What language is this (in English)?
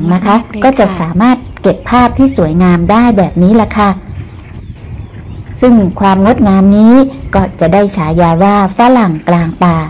Thai